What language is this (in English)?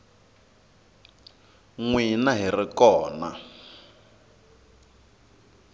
Tsonga